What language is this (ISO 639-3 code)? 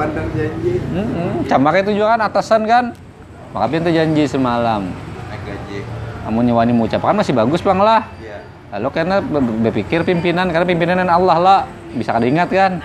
ind